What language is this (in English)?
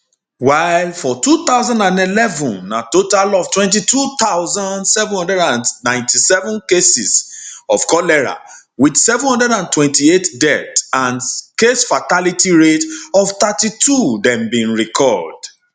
Nigerian Pidgin